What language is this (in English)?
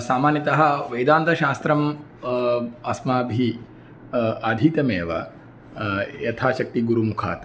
Sanskrit